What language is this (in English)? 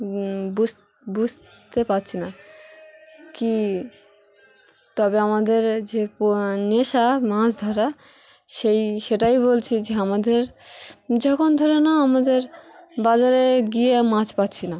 Bangla